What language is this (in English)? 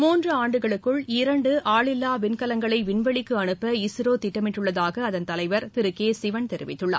Tamil